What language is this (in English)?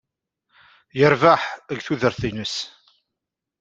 Kabyle